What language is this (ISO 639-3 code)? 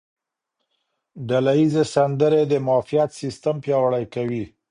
pus